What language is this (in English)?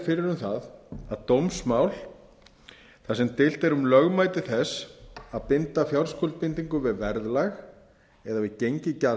Icelandic